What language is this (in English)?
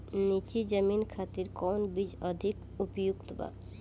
Bhojpuri